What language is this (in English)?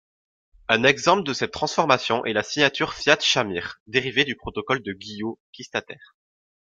French